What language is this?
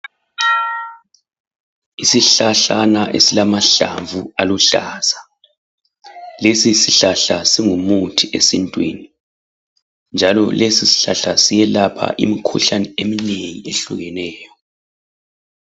North Ndebele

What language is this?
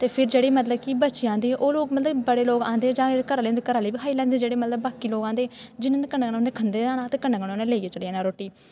Dogri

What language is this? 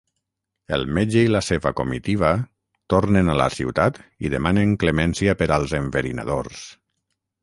Catalan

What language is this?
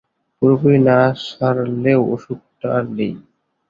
Bangla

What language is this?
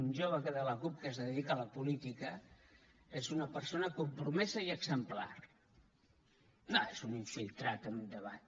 Catalan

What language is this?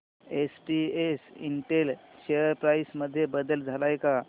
Marathi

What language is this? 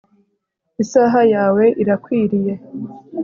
Kinyarwanda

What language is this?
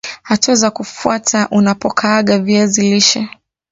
Swahili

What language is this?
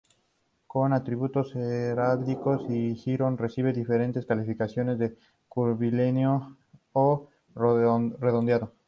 Spanish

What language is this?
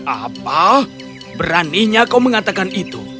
Indonesian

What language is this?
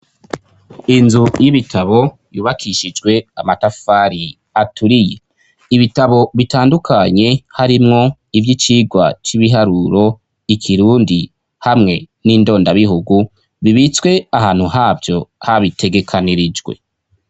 Rundi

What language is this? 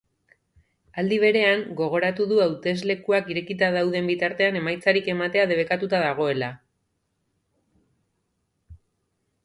Basque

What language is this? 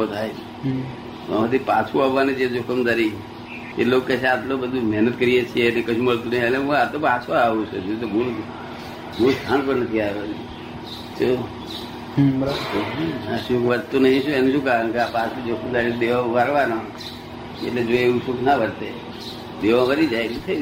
Gujarati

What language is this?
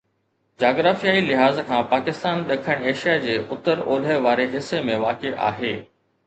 Sindhi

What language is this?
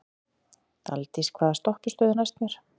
Icelandic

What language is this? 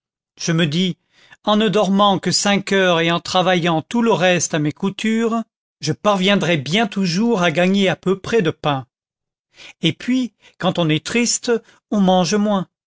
French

